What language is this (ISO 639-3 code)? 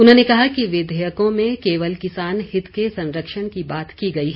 hin